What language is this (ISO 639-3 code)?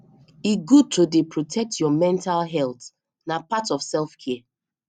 pcm